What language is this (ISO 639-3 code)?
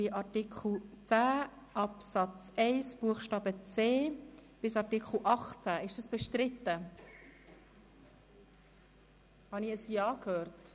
gsw